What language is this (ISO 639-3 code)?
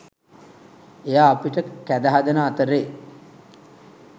sin